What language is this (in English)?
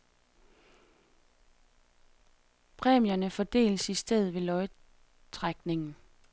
Danish